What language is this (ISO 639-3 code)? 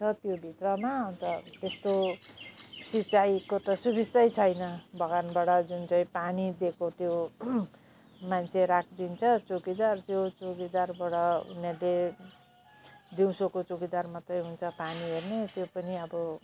nep